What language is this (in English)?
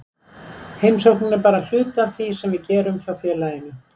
Icelandic